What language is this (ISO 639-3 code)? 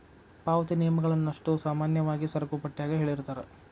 kan